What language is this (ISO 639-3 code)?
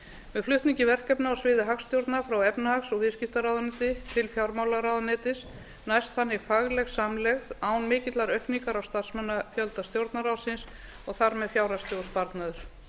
isl